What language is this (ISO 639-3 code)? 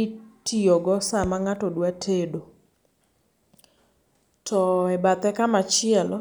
luo